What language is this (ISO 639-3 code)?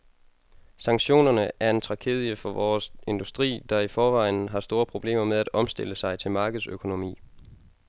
dan